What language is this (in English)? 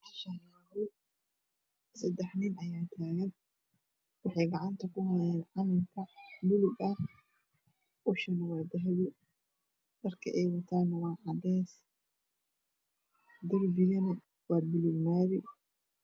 Somali